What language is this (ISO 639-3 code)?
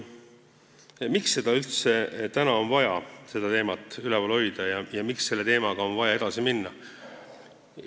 est